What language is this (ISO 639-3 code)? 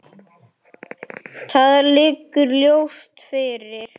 isl